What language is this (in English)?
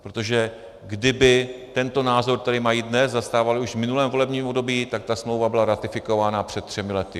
Czech